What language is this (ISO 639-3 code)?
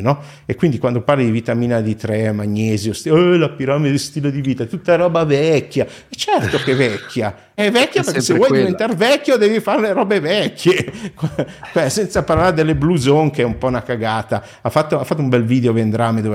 ita